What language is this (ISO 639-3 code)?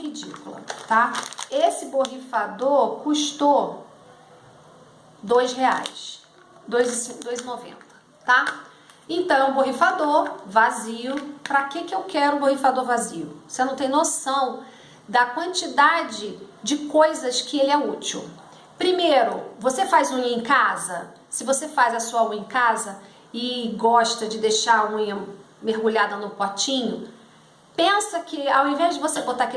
por